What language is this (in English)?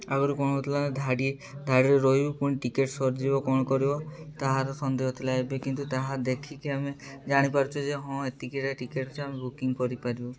Odia